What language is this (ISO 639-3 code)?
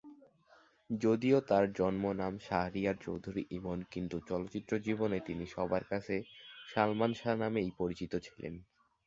ben